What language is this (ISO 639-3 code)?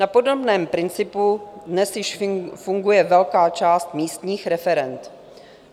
ces